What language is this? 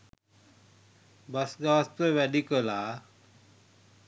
Sinhala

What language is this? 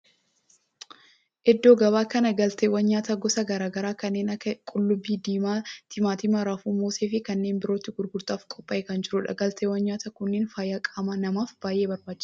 Oromo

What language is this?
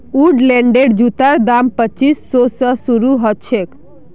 Magahi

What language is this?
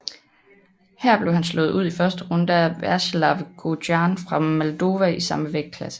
Danish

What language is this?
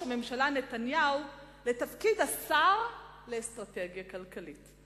Hebrew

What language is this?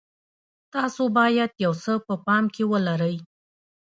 Pashto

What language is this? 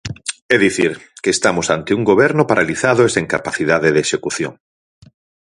Galician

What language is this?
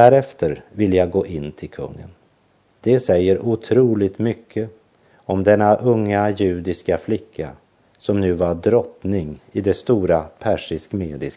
Swedish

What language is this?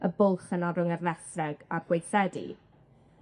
Welsh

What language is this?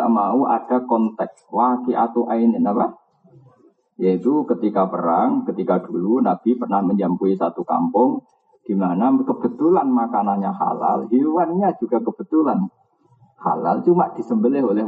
Indonesian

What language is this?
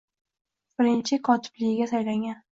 Uzbek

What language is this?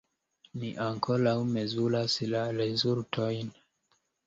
Esperanto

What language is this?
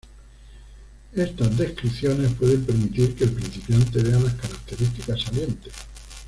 Spanish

